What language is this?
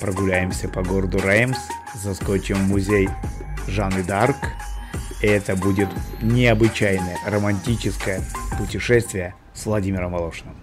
Russian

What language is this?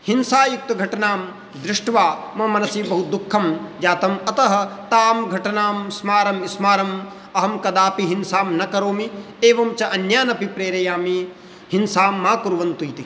Sanskrit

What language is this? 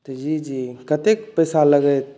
Maithili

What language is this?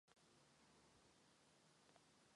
Czech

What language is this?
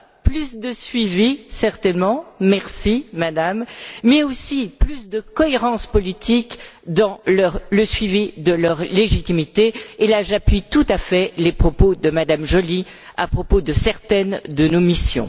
French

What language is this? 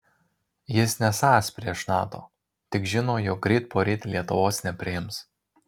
Lithuanian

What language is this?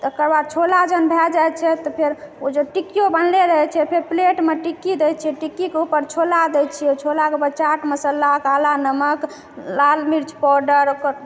Maithili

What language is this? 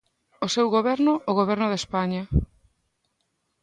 Galician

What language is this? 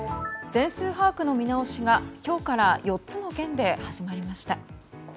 Japanese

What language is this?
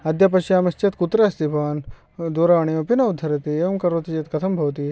Sanskrit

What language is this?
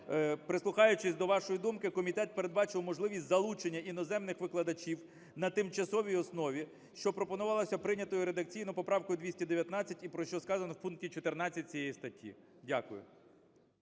Ukrainian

